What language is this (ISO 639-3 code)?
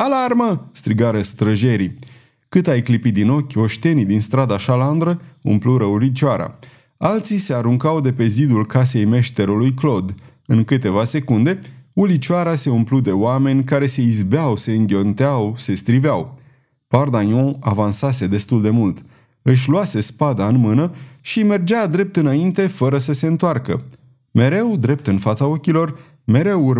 ron